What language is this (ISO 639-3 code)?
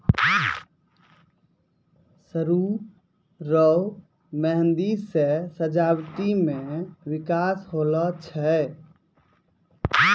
mai